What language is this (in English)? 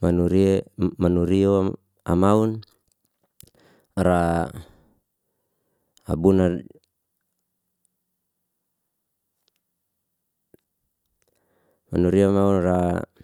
Liana-Seti